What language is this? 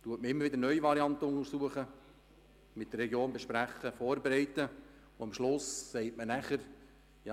Swiss German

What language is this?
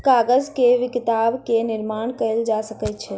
Maithili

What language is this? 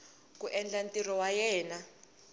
Tsonga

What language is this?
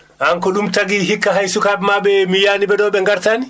Fula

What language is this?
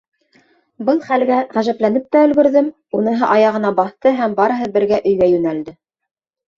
Bashkir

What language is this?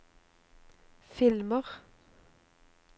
Norwegian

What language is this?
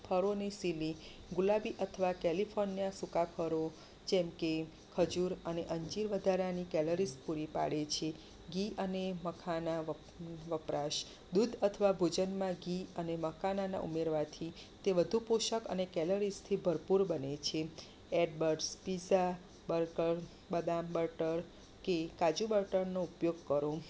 Gujarati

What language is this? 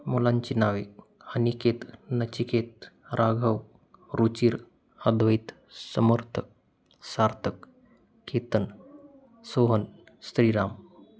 Marathi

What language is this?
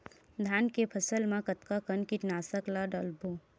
Chhattisgarhi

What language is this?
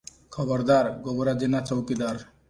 Odia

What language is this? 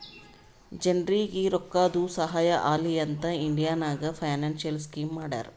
Kannada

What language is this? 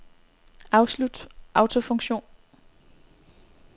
Danish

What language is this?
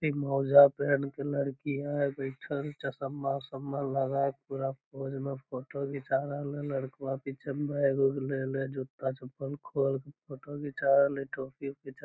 Magahi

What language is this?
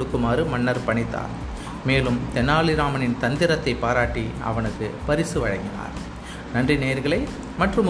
Tamil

